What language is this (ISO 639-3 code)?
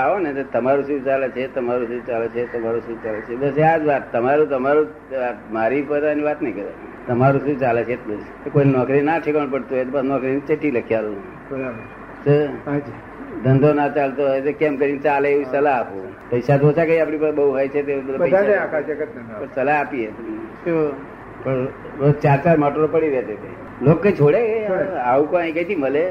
guj